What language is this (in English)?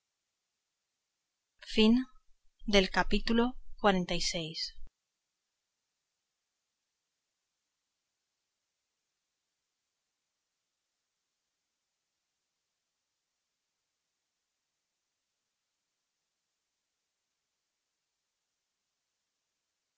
Spanish